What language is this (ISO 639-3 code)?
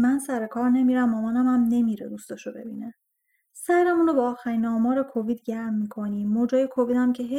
fas